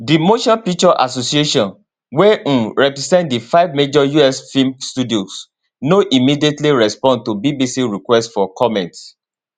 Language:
Nigerian Pidgin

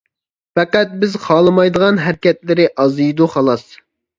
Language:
Uyghur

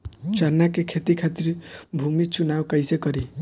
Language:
Bhojpuri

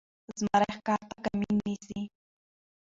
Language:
Pashto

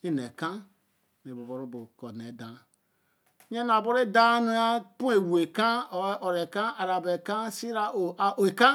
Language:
Eleme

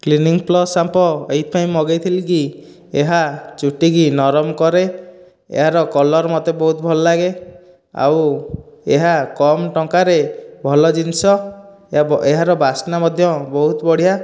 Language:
Odia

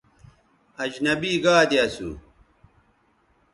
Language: Bateri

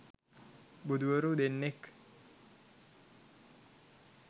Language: Sinhala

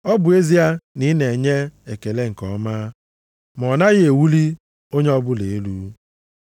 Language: Igbo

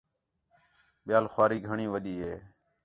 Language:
Khetrani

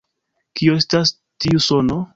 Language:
Esperanto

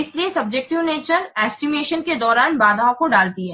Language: Hindi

